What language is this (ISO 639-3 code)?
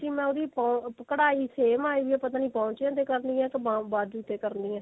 pan